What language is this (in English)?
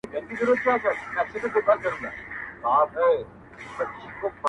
Pashto